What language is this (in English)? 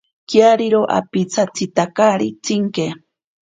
Ashéninka Perené